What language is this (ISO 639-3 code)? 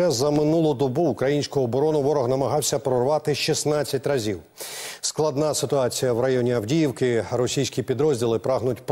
ukr